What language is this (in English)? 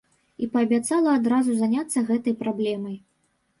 Belarusian